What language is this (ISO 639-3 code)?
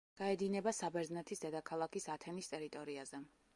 kat